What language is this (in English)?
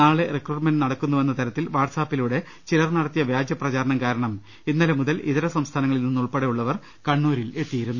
Malayalam